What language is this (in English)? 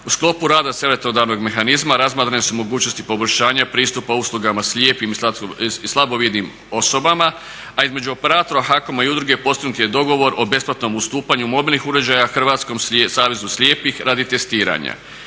Croatian